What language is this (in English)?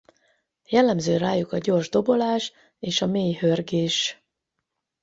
Hungarian